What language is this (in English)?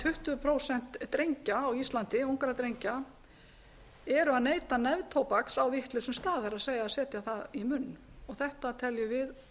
Icelandic